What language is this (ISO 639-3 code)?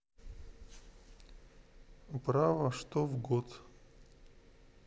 rus